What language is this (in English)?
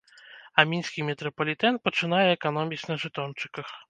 Belarusian